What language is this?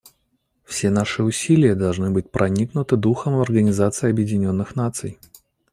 Russian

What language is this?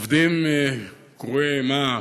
Hebrew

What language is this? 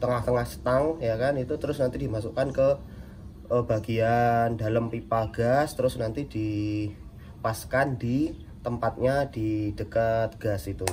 Indonesian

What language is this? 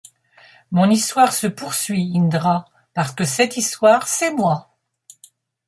French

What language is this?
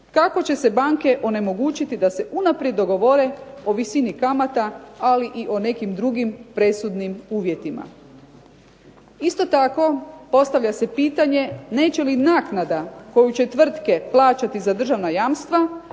Croatian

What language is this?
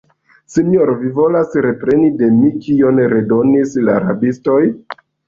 Esperanto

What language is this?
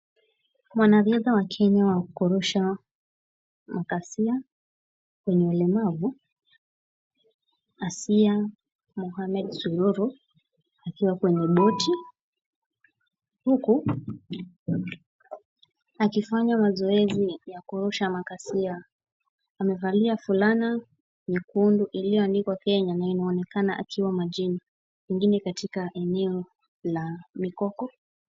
Swahili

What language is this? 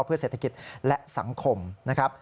Thai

